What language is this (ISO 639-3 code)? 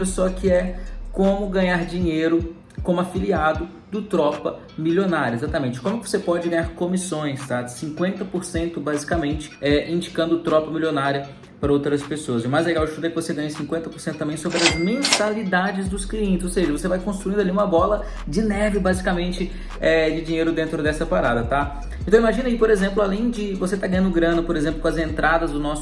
por